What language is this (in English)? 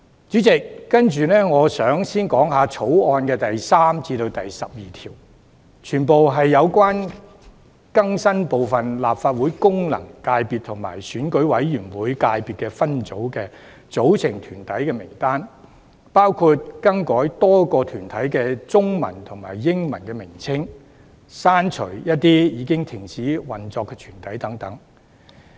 Cantonese